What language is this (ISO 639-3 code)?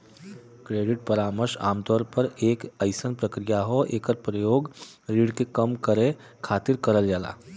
bho